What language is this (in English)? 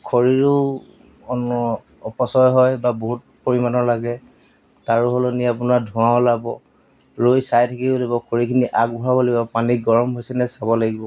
Assamese